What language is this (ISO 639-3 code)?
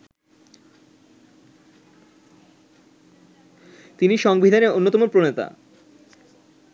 ben